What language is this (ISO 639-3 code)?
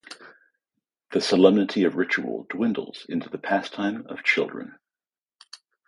eng